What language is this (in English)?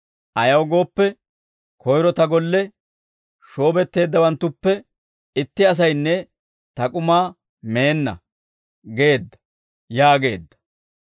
Dawro